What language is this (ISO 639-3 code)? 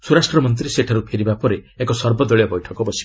ori